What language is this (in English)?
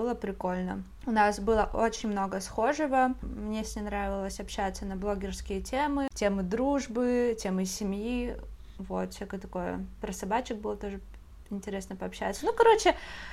Russian